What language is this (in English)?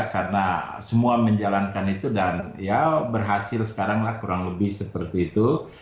Indonesian